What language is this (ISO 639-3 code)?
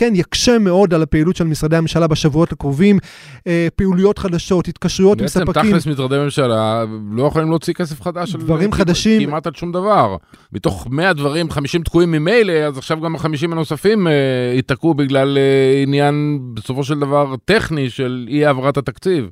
heb